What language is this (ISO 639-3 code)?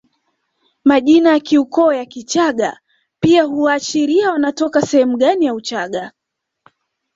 swa